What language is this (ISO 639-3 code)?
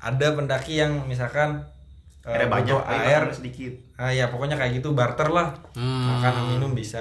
ind